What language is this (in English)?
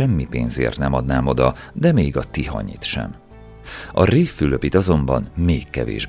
Hungarian